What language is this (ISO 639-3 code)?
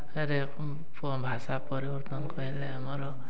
ori